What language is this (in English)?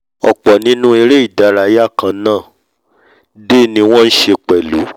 Yoruba